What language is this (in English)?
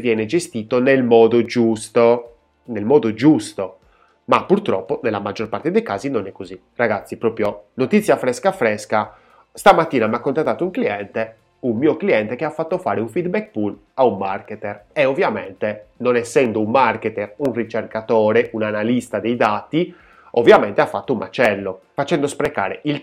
Italian